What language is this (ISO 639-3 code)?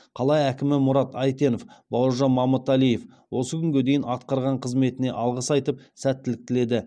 kaz